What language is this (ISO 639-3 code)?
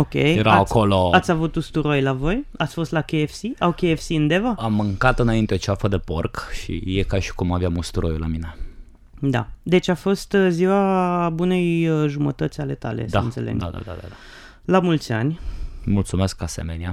ron